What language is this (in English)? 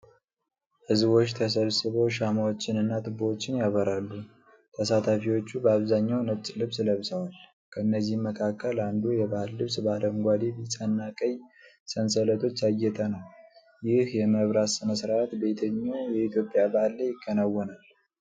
Amharic